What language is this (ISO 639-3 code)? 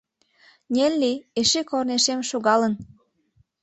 chm